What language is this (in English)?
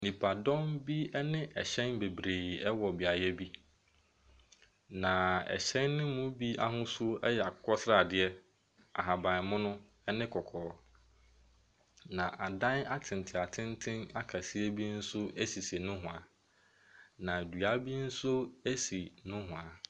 Akan